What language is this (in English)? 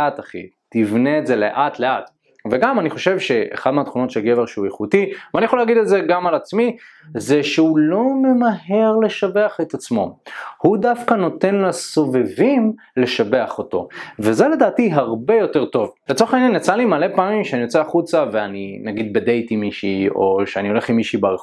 Hebrew